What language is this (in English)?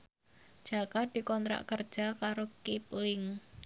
Javanese